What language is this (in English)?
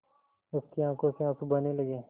Hindi